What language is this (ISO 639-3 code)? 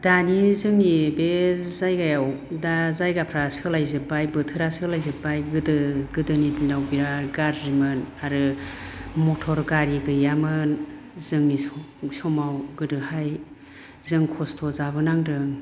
brx